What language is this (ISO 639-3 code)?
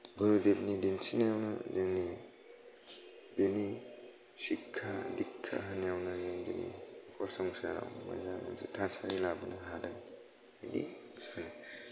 brx